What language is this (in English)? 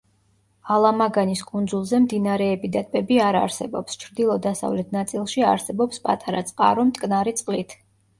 Georgian